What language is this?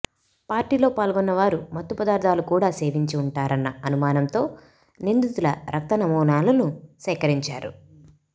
Telugu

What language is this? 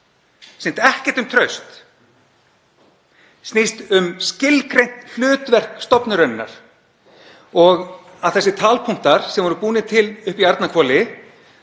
Icelandic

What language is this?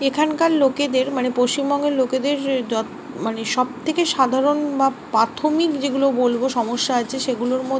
Bangla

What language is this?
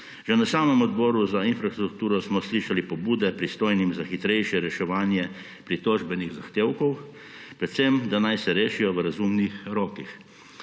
Slovenian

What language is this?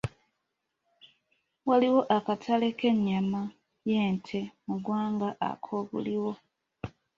Ganda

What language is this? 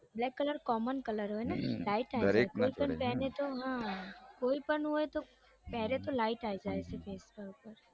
Gujarati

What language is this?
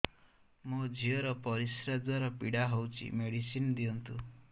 Odia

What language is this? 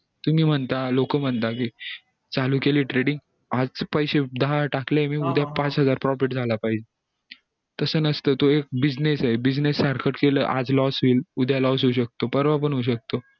Marathi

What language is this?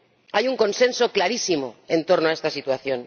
Spanish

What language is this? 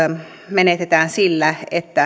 Finnish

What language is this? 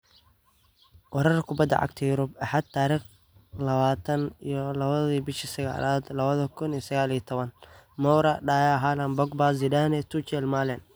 Somali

